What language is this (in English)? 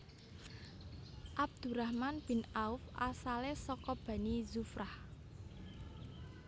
Javanese